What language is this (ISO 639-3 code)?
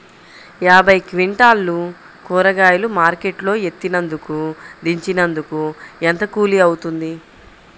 tel